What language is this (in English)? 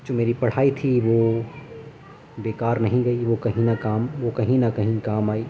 Urdu